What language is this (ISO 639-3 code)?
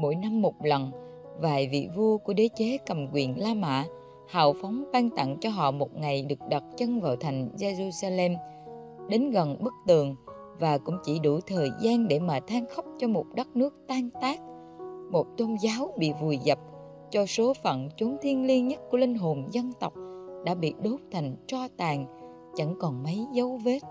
vie